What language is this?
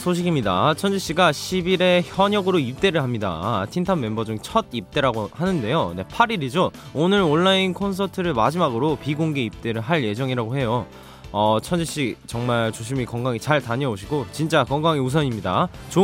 Korean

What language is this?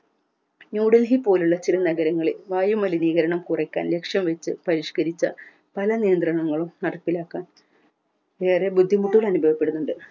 Malayalam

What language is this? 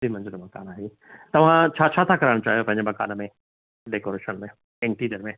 Sindhi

